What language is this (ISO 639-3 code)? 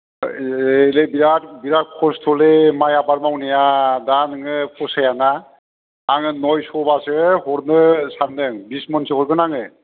brx